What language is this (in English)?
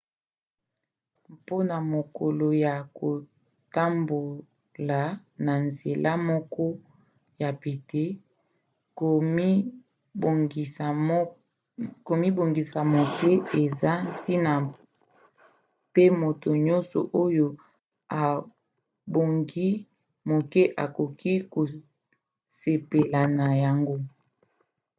Lingala